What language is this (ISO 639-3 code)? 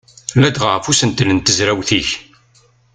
kab